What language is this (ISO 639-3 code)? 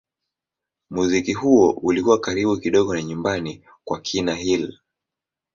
swa